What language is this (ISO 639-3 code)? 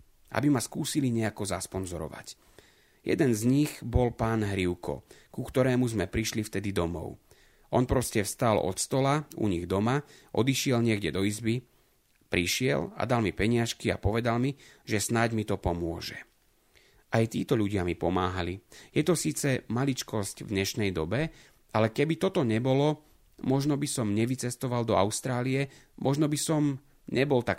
slk